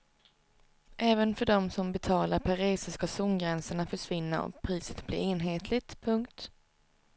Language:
Swedish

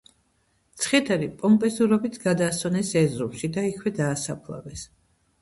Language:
Georgian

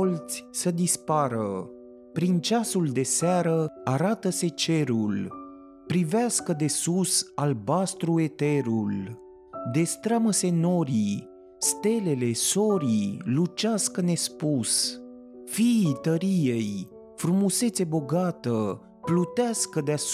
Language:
Romanian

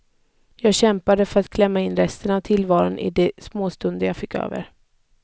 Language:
Swedish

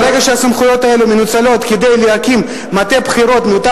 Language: Hebrew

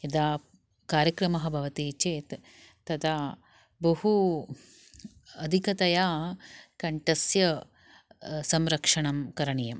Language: Sanskrit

